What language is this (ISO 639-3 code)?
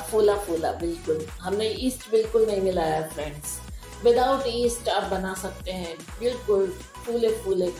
hin